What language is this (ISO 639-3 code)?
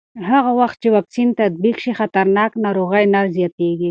pus